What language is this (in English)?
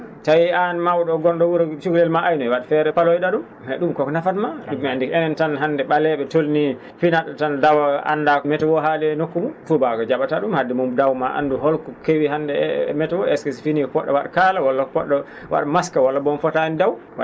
Fula